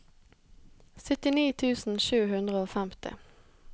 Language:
Norwegian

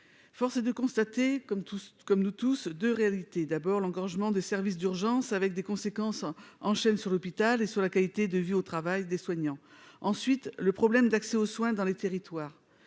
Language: French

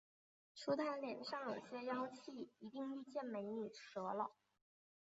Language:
Chinese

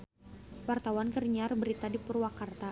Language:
Sundanese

